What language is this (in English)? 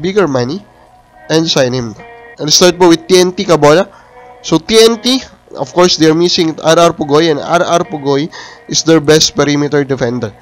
Filipino